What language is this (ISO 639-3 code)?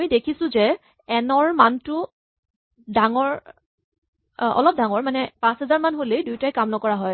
asm